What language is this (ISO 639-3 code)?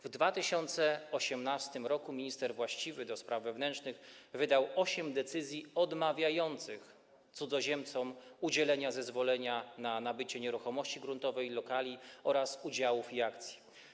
pol